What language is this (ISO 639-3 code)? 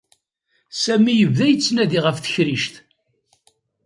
kab